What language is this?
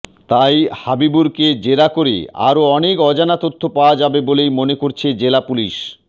Bangla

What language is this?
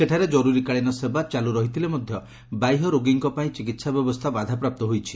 Odia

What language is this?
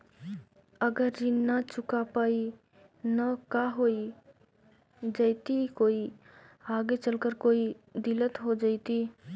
Magahi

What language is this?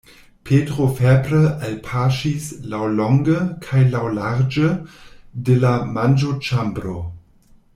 Esperanto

